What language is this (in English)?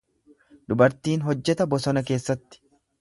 Oromo